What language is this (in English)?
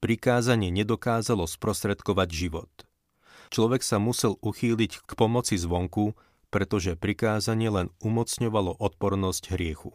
Slovak